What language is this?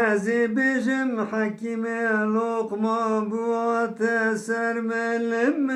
Turkish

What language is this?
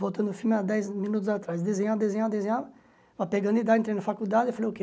Portuguese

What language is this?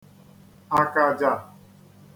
Igbo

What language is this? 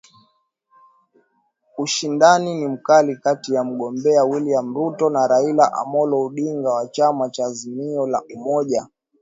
Swahili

